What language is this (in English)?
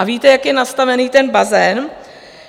Czech